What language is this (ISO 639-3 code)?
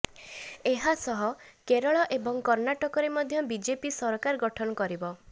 ori